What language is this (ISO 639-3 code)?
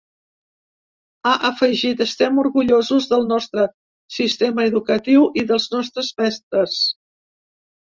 cat